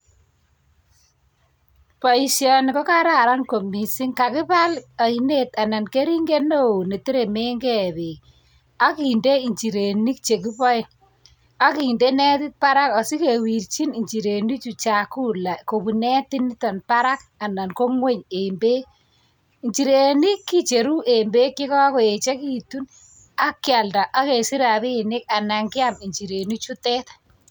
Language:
Kalenjin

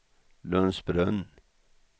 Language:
Swedish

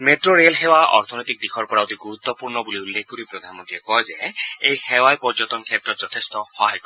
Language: Assamese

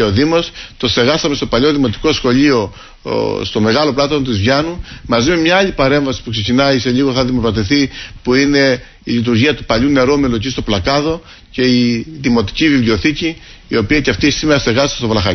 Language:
Greek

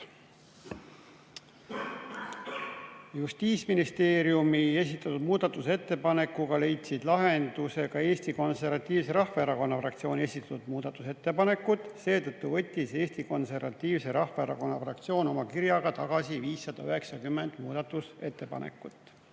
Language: Estonian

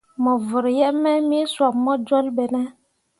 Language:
Mundang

